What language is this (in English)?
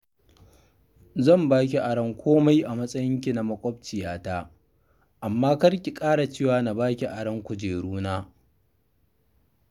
Hausa